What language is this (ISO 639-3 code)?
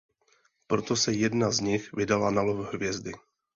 ces